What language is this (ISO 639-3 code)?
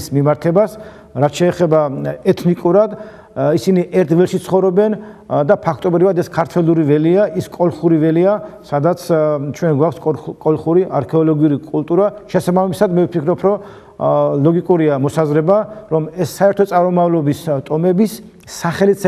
tur